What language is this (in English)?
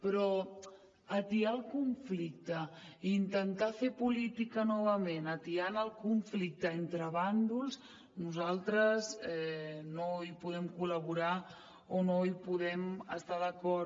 Catalan